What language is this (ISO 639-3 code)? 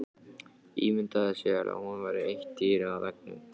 isl